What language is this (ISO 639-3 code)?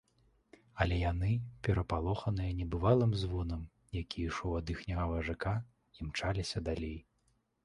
bel